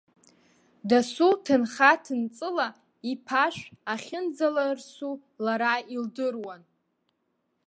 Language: Abkhazian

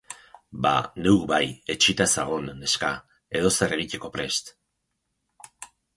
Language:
Basque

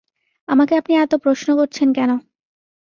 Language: Bangla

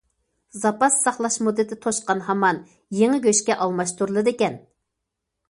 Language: Uyghur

